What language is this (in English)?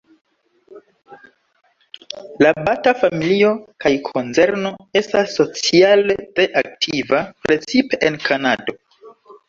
Esperanto